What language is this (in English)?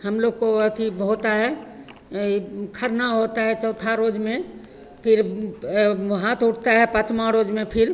Hindi